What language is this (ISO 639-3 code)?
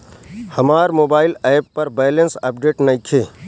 bho